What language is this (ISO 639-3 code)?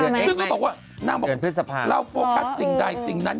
tha